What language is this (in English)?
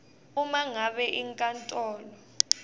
Swati